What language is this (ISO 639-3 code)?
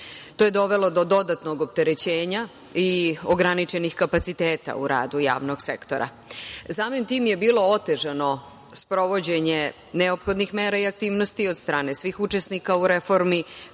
srp